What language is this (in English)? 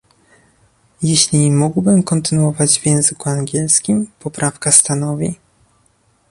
Polish